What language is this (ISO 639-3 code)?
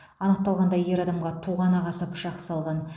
kaz